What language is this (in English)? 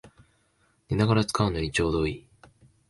Japanese